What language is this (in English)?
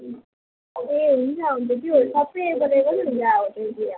Nepali